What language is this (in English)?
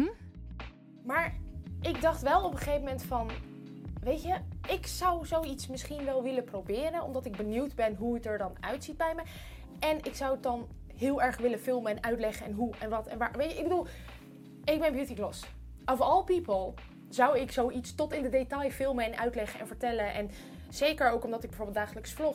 Dutch